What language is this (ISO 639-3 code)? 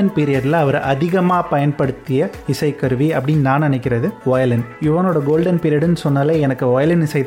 tam